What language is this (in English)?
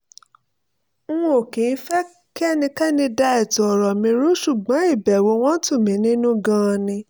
Yoruba